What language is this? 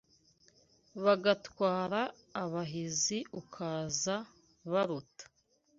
Kinyarwanda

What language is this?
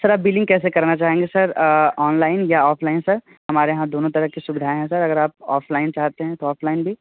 Hindi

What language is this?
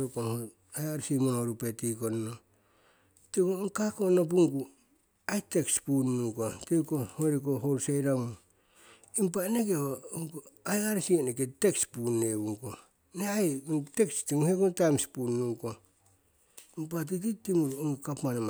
Siwai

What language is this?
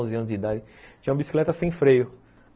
Portuguese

